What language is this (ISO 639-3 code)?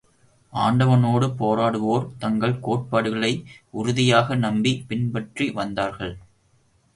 tam